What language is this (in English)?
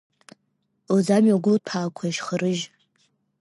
Abkhazian